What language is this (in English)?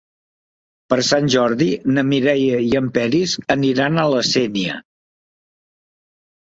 Catalan